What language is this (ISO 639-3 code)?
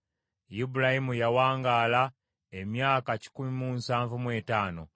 lug